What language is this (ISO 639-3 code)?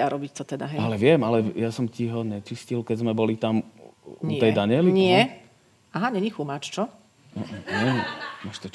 slk